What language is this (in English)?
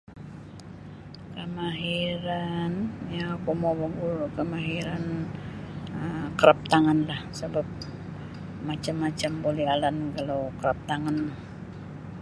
Sabah Bisaya